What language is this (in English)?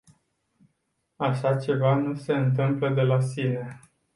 Romanian